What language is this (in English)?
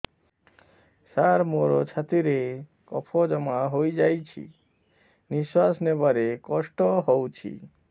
Odia